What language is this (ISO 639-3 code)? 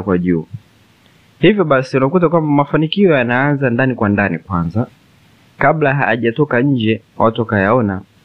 swa